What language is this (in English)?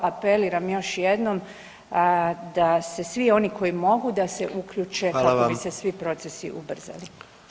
Croatian